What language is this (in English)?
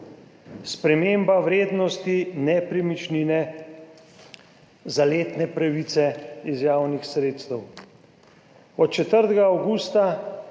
Slovenian